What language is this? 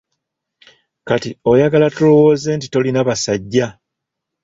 Ganda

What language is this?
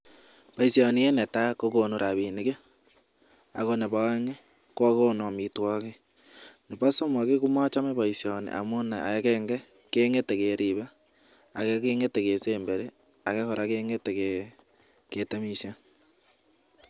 Kalenjin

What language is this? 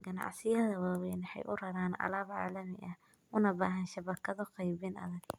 Somali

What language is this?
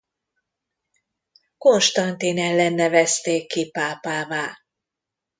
Hungarian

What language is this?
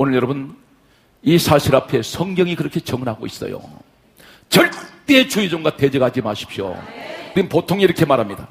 Korean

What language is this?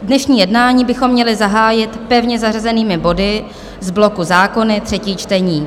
Czech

